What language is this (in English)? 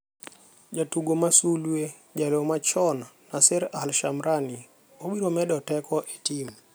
Luo (Kenya and Tanzania)